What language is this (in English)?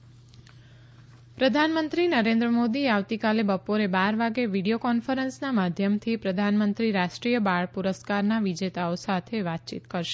Gujarati